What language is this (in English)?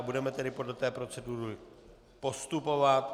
Czech